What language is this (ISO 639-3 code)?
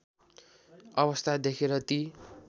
nep